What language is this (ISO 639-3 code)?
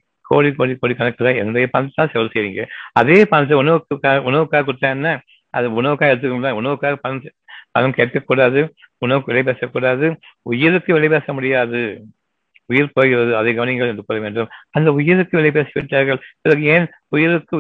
tam